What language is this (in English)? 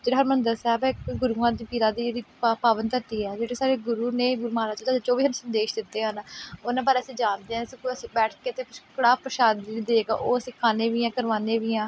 Punjabi